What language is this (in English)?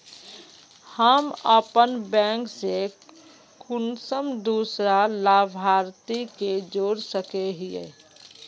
Magahi